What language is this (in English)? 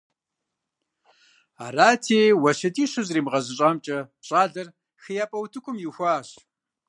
Kabardian